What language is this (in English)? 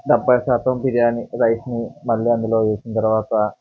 Telugu